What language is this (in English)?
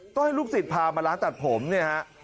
Thai